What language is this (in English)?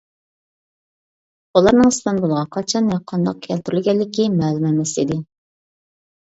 Uyghur